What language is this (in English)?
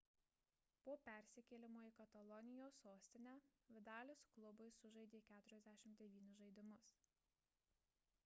Lithuanian